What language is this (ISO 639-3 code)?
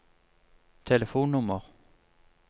nor